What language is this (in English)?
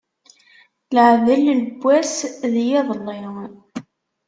Kabyle